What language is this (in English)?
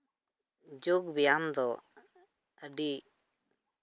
Santali